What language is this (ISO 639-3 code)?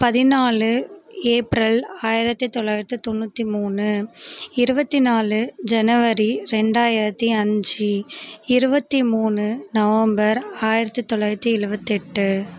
tam